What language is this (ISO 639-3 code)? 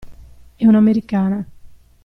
ita